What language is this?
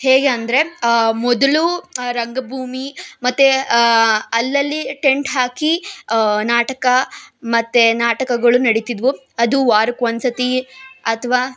Kannada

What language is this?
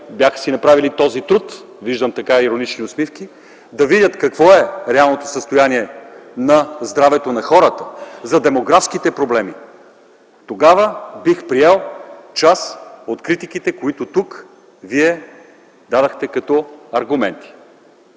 Bulgarian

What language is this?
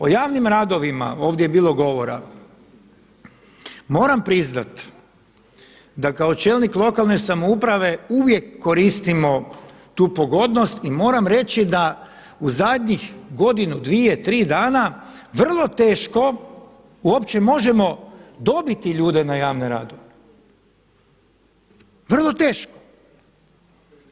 Croatian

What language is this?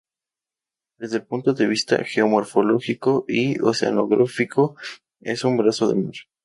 Spanish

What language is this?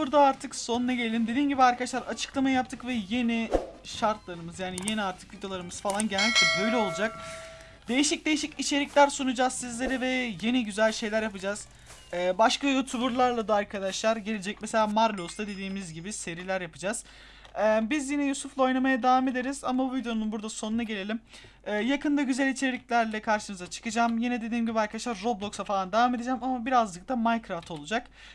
Turkish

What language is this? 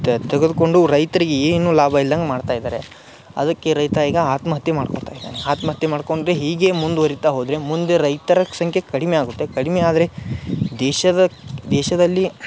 Kannada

